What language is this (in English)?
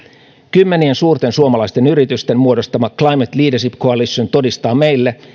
Finnish